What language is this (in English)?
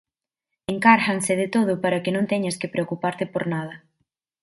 Galician